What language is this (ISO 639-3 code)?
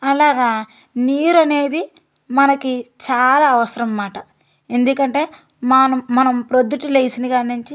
tel